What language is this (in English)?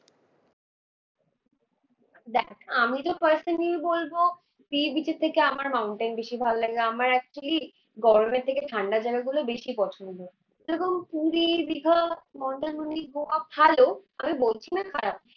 Bangla